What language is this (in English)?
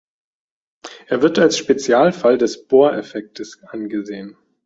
German